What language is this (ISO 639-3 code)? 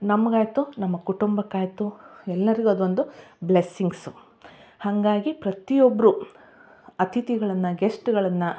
kan